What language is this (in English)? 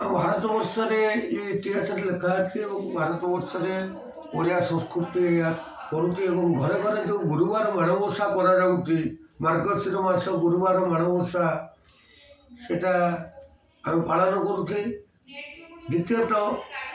Odia